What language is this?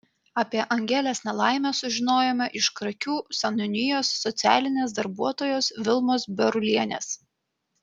Lithuanian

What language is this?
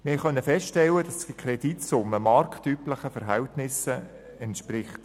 Swiss German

